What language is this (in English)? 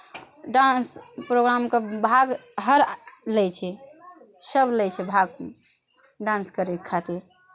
Maithili